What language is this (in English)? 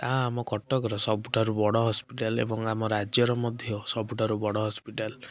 Odia